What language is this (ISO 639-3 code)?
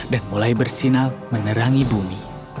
ind